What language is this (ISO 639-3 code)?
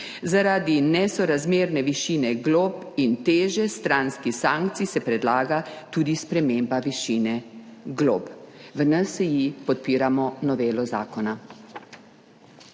slv